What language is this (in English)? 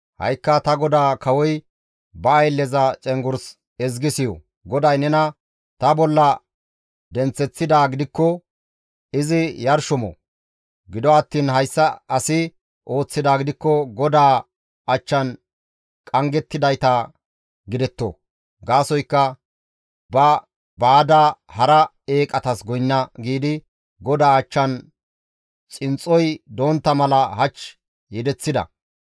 Gamo